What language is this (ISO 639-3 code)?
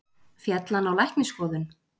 isl